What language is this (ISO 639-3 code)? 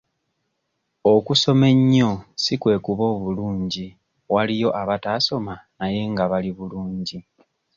lug